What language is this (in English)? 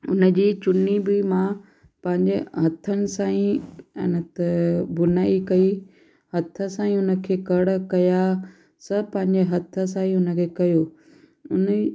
Sindhi